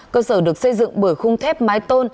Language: Vietnamese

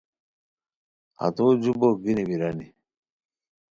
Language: Khowar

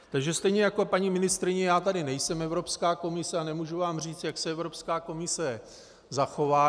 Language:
Czech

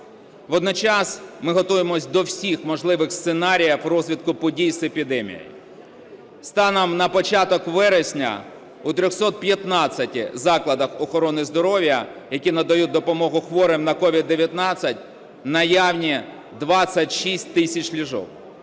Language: Ukrainian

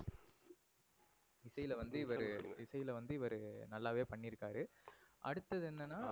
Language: Tamil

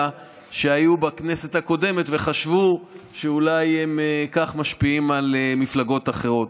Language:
Hebrew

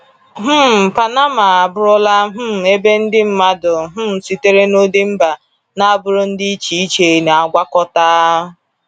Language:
Igbo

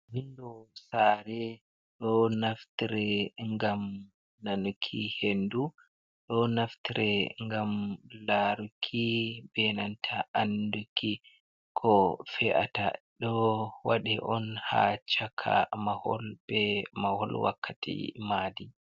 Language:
Fula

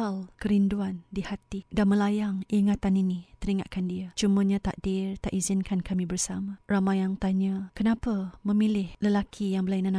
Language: Malay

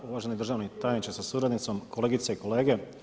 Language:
Croatian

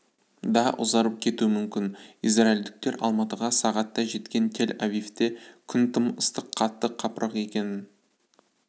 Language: Kazakh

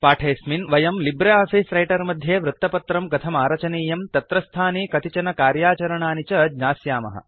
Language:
Sanskrit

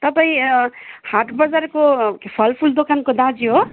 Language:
Nepali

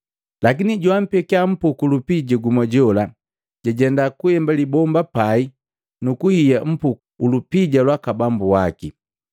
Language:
Matengo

